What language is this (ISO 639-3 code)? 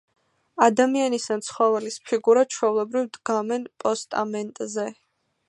kat